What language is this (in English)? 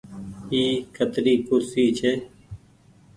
Goaria